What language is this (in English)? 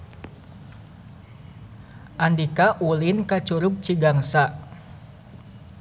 Sundanese